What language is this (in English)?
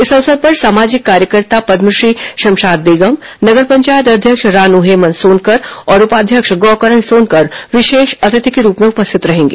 Hindi